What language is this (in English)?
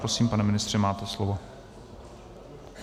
Czech